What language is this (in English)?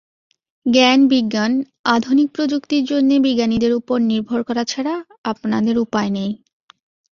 Bangla